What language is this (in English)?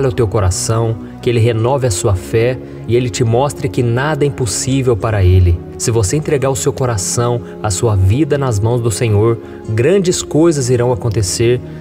Portuguese